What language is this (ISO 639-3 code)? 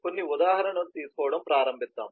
tel